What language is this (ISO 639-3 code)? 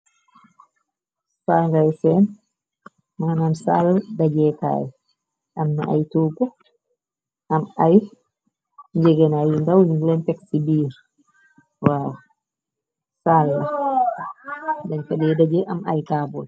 wol